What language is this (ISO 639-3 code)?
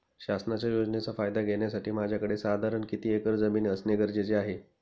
mar